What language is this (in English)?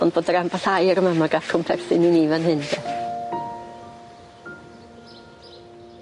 Welsh